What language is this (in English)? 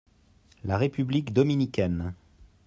French